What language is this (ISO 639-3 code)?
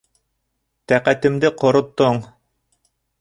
bak